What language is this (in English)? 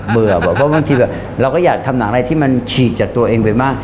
Thai